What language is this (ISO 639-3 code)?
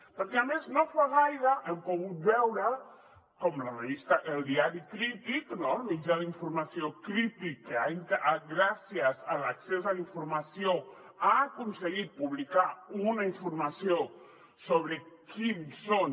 cat